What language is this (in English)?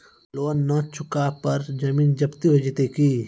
Maithili